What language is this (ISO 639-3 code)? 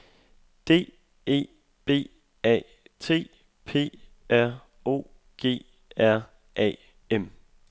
dan